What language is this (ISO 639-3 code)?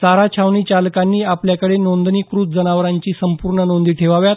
mar